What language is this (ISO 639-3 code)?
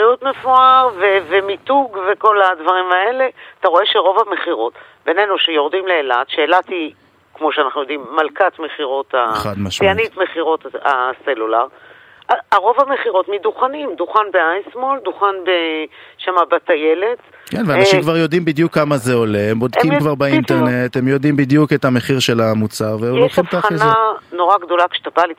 heb